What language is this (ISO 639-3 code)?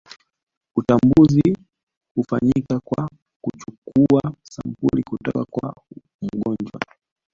swa